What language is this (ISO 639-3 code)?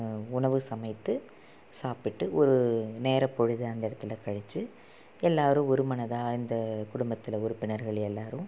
tam